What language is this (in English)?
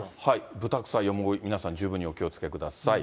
Japanese